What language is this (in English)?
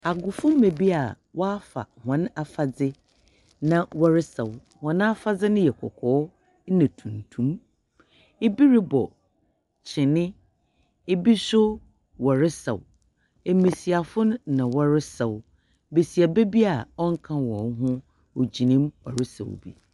Akan